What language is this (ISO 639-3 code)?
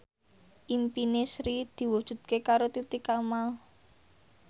jav